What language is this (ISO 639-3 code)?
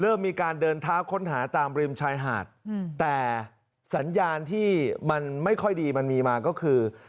tha